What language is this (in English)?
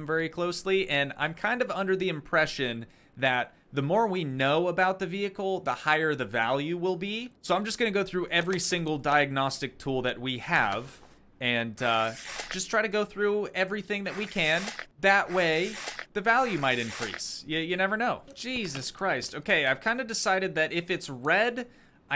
English